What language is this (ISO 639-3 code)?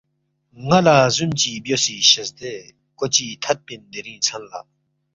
bft